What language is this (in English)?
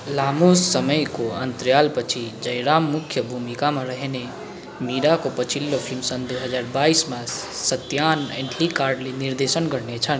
Nepali